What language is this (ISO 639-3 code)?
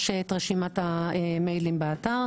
heb